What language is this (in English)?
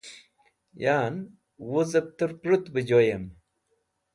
Wakhi